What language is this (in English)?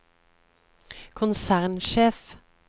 Norwegian